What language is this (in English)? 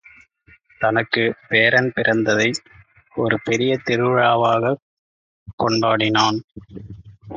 Tamil